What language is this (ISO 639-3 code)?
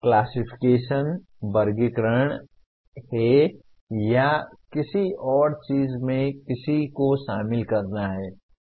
hin